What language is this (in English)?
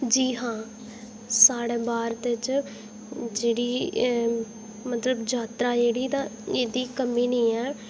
Dogri